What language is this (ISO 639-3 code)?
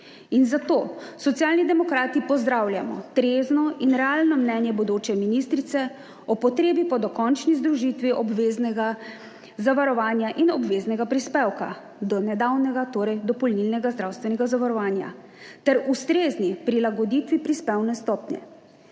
slv